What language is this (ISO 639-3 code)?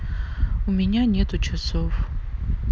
rus